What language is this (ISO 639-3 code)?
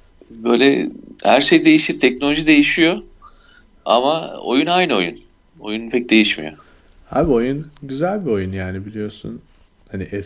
tur